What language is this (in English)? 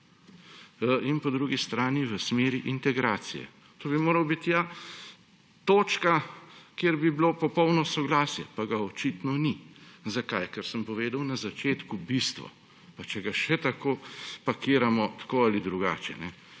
Slovenian